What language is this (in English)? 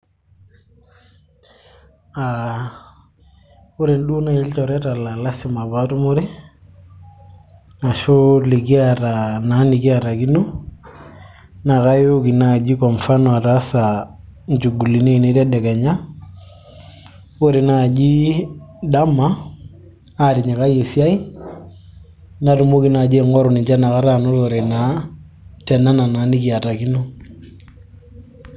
Masai